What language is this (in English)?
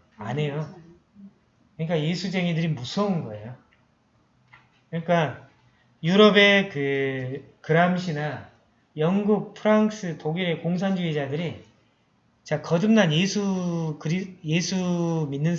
Korean